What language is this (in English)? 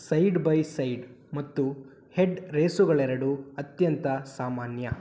Kannada